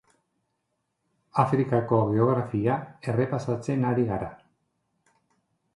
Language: Basque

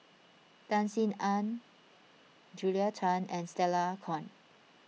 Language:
English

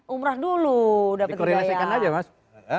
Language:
Indonesian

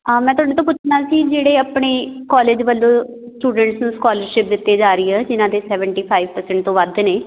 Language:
Punjabi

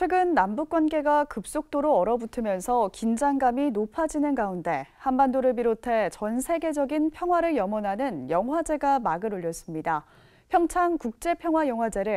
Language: Korean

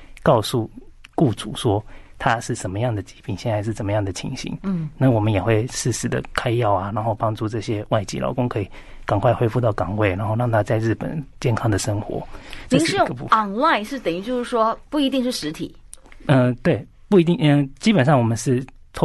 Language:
Chinese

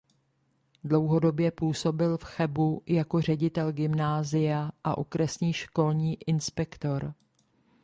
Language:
Czech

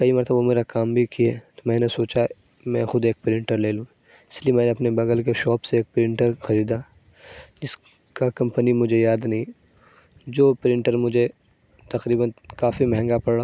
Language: Urdu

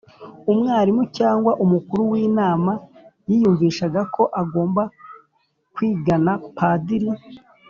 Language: Kinyarwanda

